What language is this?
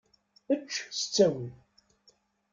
Kabyle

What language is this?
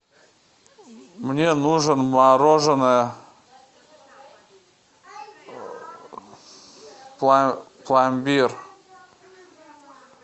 Russian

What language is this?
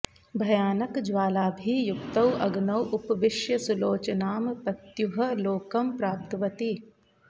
Sanskrit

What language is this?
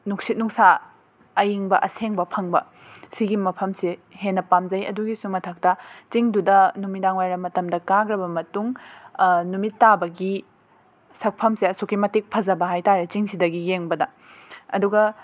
Manipuri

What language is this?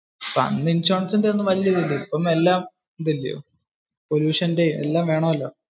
Malayalam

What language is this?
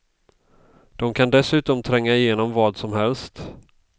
Swedish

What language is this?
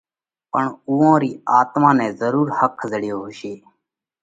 Parkari Koli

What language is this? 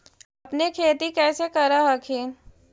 Magahi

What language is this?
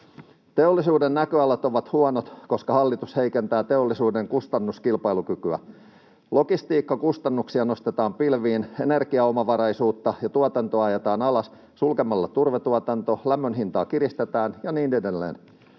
Finnish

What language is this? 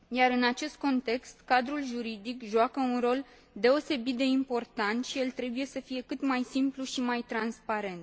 Romanian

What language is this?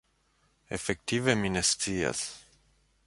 Esperanto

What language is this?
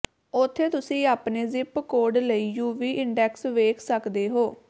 Punjabi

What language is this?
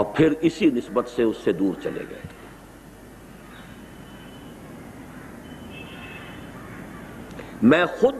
Urdu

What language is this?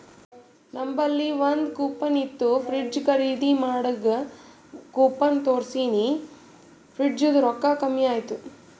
Kannada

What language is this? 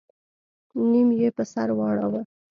Pashto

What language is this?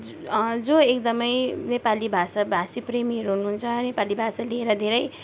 Nepali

